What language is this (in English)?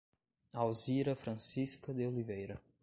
Portuguese